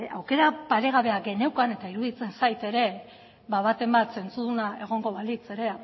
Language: Basque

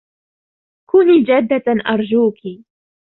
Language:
Arabic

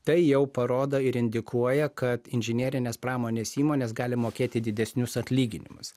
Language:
Lithuanian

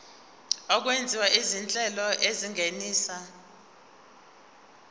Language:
Zulu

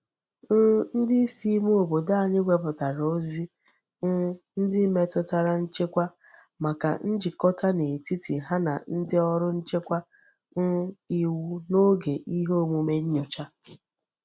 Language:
Igbo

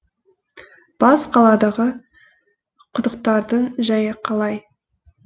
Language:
Kazakh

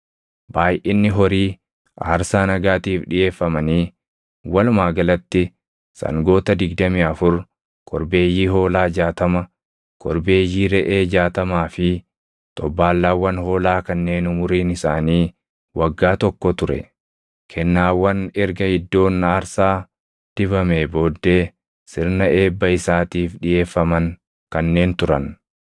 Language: Oromo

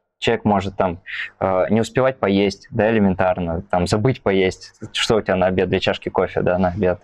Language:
Russian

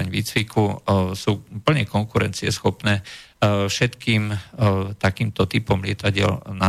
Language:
Slovak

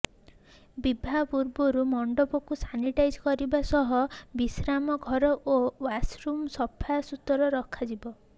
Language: Odia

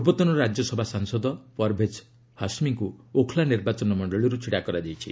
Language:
Odia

